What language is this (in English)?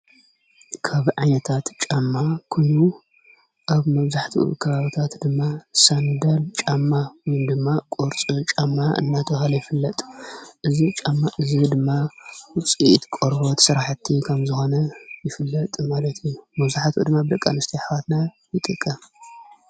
Tigrinya